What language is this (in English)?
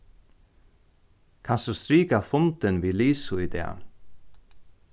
Faroese